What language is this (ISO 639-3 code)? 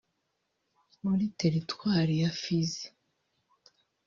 kin